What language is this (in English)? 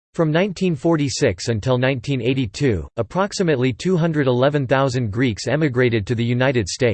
English